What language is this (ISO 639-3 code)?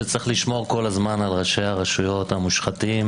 heb